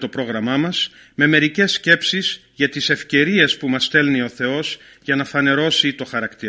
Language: Greek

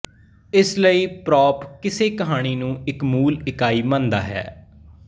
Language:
Punjabi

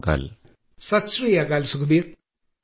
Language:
Malayalam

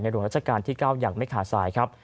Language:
Thai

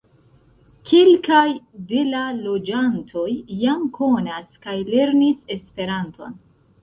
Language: Esperanto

